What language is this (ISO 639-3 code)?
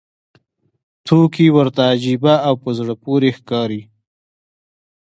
pus